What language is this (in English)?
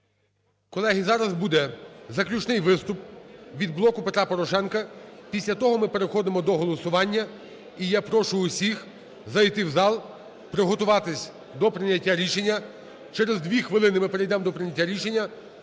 Ukrainian